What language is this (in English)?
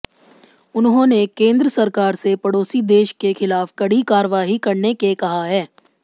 Hindi